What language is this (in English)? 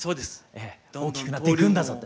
Japanese